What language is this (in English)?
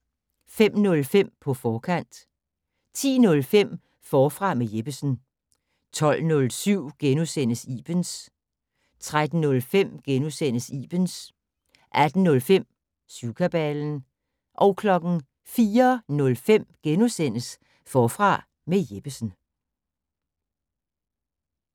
Danish